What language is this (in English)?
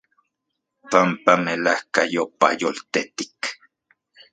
Central Puebla Nahuatl